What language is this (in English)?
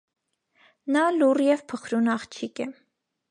Armenian